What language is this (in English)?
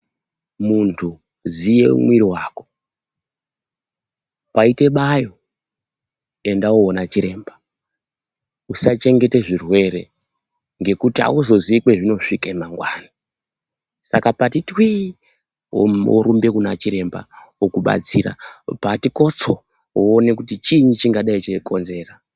Ndau